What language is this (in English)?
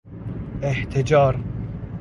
Persian